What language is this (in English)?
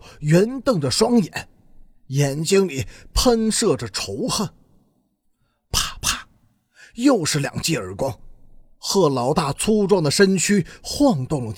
Chinese